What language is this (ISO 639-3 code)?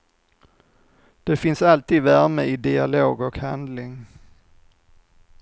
swe